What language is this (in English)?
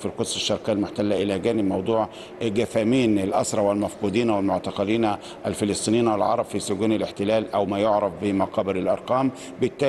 Arabic